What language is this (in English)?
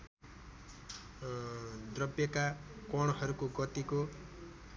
Nepali